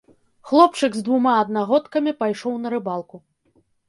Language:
Belarusian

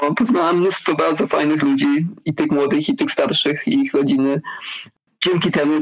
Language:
Polish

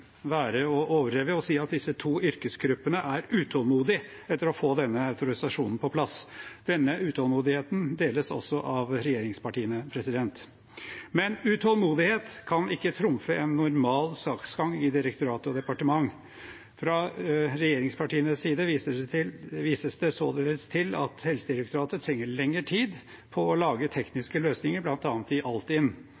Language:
Norwegian Bokmål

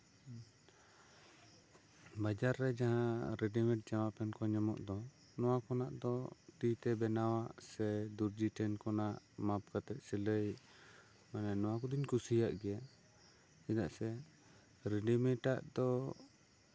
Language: Santali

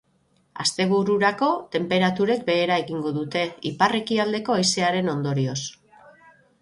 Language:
Basque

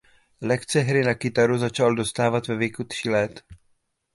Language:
Czech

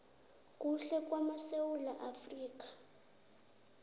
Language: South Ndebele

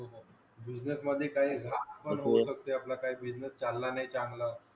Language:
Marathi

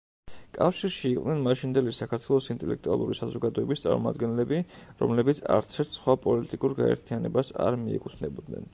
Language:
Georgian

